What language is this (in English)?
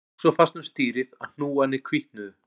Icelandic